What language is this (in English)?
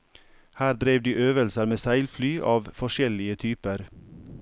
Norwegian